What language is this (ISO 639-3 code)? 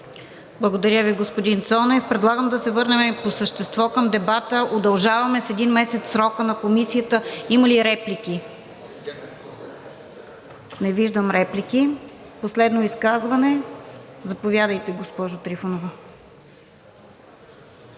bul